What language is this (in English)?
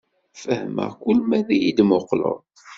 Kabyle